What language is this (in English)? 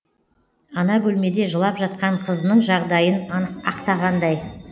Kazakh